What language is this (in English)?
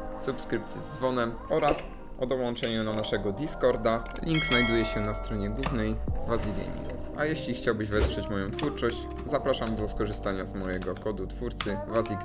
Polish